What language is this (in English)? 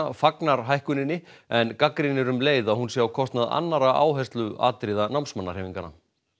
Icelandic